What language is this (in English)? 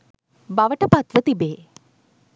Sinhala